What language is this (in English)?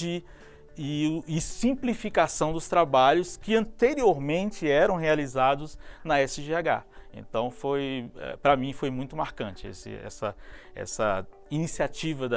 Portuguese